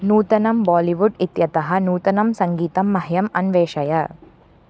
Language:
Sanskrit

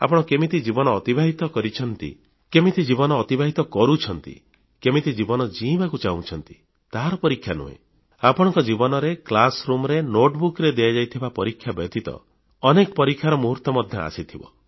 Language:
Odia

